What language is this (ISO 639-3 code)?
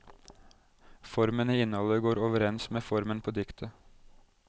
nor